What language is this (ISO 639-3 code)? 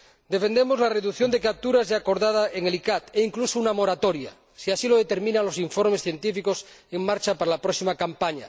spa